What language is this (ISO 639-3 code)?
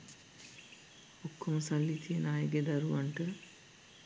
sin